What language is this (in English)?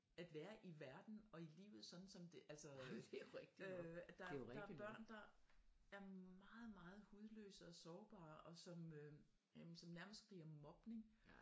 Danish